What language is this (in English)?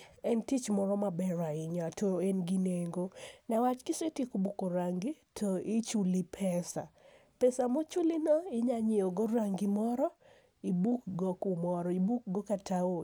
Luo (Kenya and Tanzania)